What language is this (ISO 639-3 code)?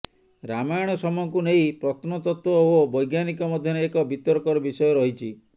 ori